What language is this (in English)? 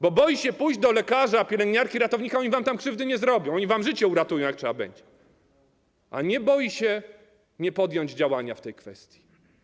Polish